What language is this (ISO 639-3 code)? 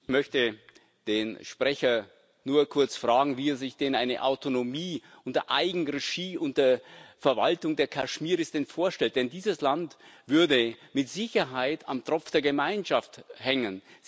deu